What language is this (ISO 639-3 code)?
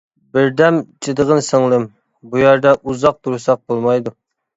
uig